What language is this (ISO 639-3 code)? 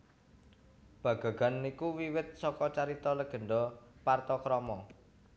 jav